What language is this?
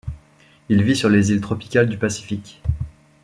French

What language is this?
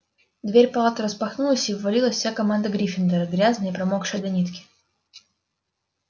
Russian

